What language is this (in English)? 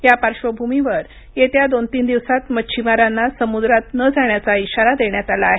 Marathi